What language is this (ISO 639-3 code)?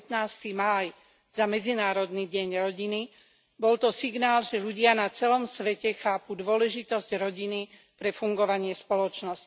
slk